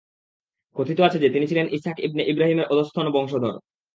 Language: Bangla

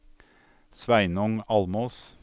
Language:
Norwegian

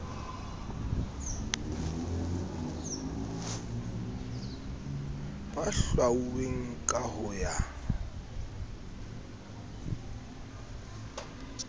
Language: Southern Sotho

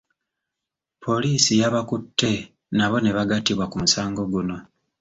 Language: Ganda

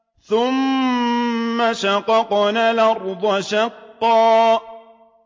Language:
Arabic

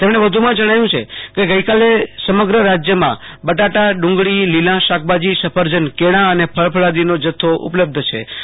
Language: Gujarati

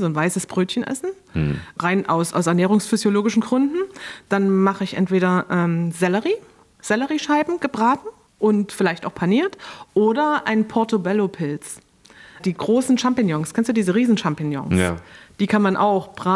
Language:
German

